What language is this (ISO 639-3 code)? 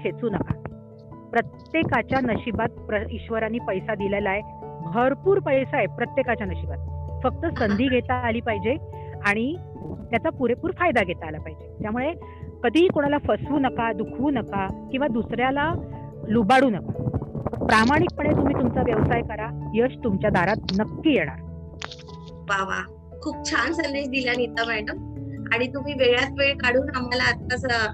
mar